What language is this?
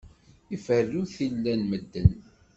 Kabyle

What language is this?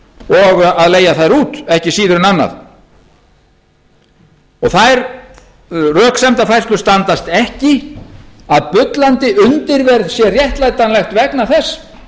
Icelandic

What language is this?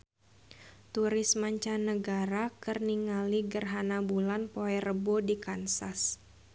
Sundanese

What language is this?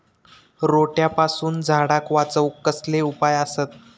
Marathi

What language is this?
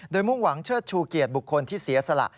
Thai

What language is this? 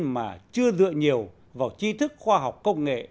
Vietnamese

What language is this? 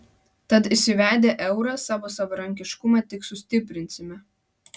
Lithuanian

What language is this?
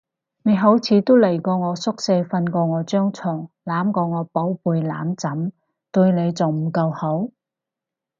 Cantonese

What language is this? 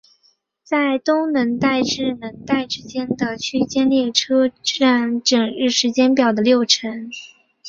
Chinese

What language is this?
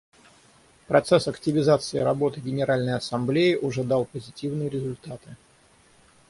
Russian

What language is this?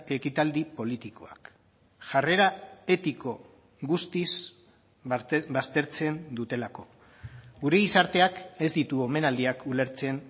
Basque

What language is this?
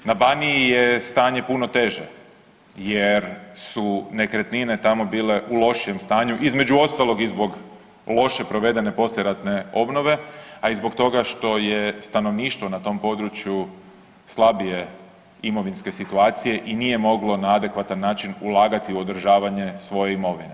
Croatian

